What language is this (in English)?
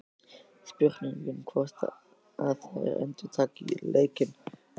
Icelandic